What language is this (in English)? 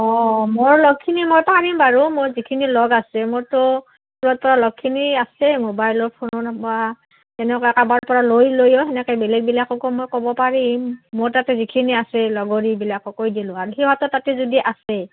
Assamese